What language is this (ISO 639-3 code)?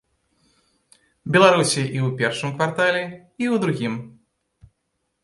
bel